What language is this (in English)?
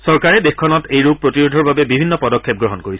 Assamese